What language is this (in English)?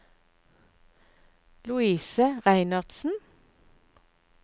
Norwegian